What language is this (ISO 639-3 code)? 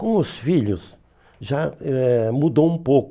por